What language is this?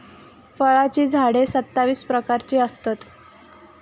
Marathi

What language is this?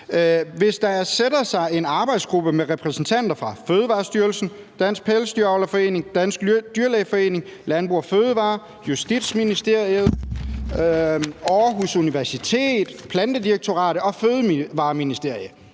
Danish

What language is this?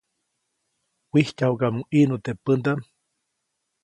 Copainalá Zoque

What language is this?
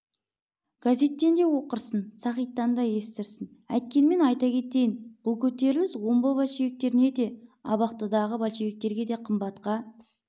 Kazakh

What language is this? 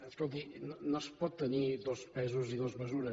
Catalan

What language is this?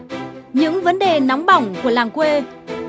Vietnamese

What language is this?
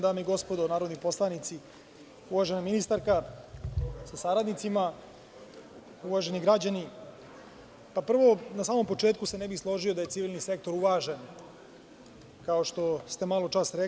Serbian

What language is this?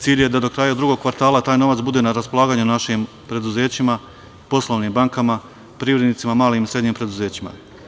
Serbian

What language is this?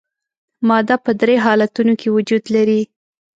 Pashto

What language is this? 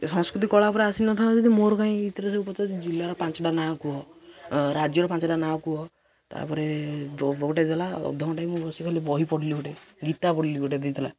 Odia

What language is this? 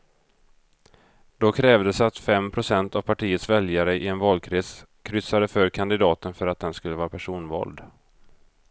Swedish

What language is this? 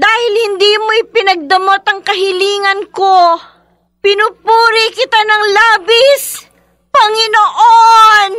Filipino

